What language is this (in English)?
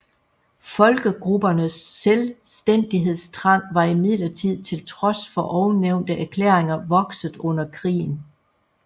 Danish